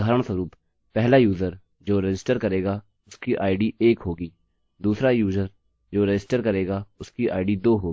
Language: Hindi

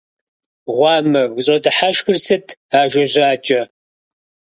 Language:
Kabardian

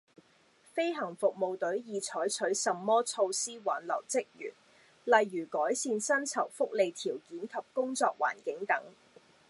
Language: Cantonese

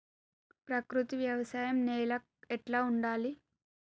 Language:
Telugu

